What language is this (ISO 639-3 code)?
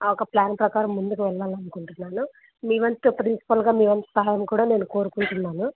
tel